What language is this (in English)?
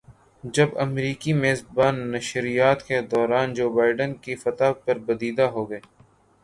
Urdu